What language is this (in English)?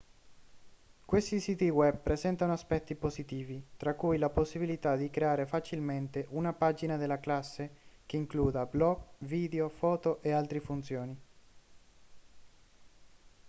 Italian